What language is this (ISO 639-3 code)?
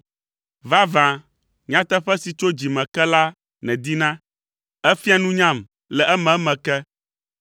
ewe